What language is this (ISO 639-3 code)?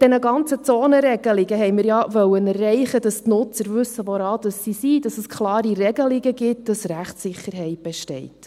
gsw